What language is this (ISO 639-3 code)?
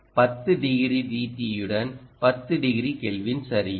tam